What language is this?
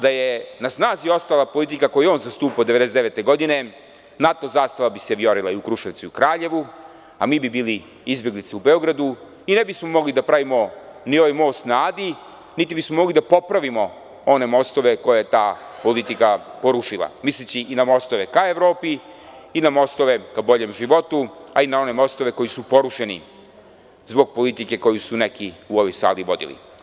Serbian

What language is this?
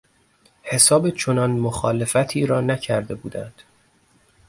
Persian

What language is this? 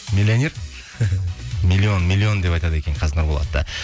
Kazakh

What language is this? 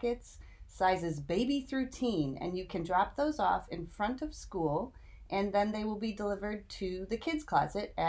English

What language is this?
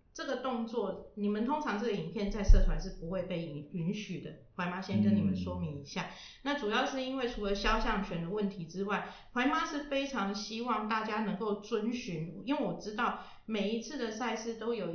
Chinese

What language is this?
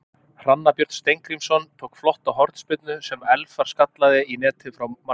Icelandic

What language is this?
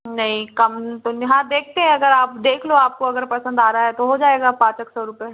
Hindi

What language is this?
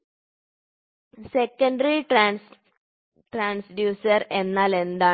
Malayalam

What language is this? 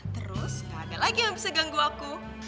Indonesian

